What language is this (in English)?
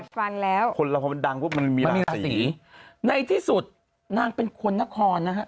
Thai